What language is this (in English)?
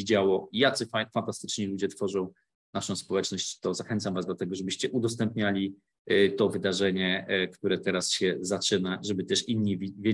Polish